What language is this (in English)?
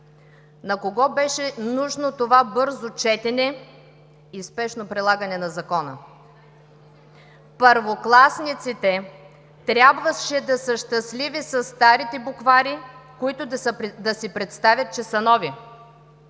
Bulgarian